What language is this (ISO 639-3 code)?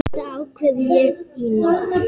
isl